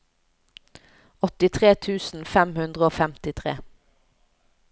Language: Norwegian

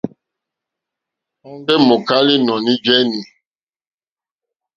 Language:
Mokpwe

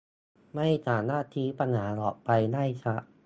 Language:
Thai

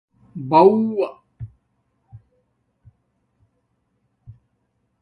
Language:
Domaaki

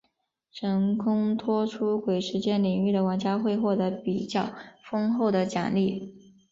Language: Chinese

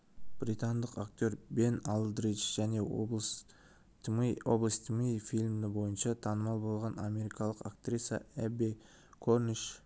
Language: Kazakh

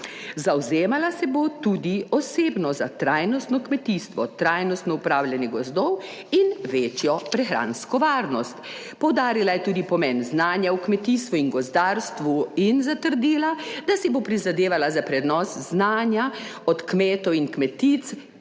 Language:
Slovenian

